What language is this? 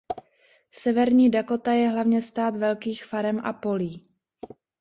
Czech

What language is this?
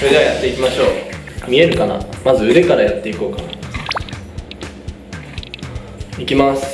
Japanese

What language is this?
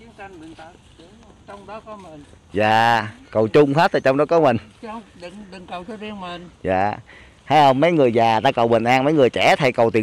Vietnamese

